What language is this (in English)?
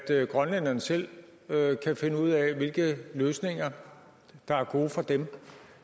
Danish